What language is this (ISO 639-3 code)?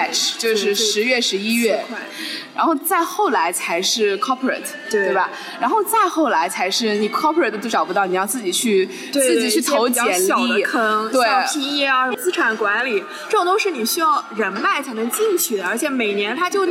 zho